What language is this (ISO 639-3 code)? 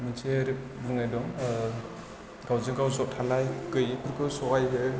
brx